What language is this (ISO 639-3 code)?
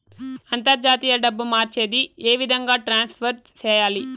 tel